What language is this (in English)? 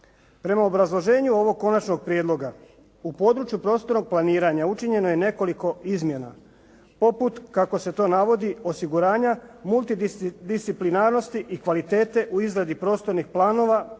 Croatian